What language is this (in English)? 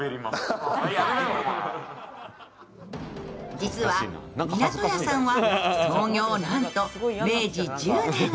Japanese